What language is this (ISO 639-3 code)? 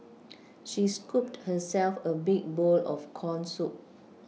eng